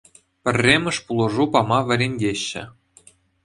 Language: Chuvash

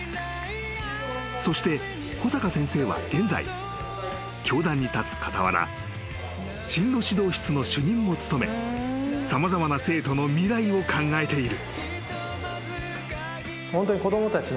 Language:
Japanese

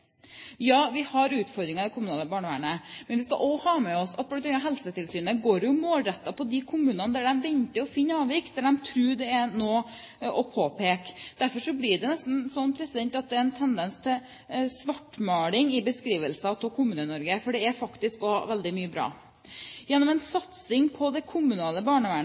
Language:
Norwegian Bokmål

